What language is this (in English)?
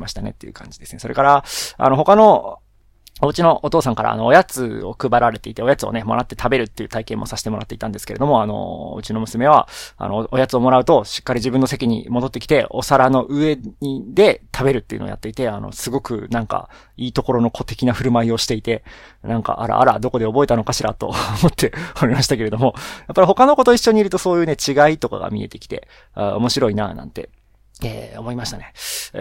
Japanese